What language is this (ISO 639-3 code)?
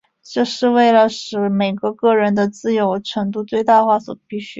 zho